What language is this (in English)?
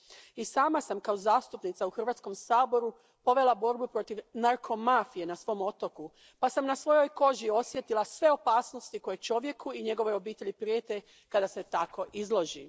Croatian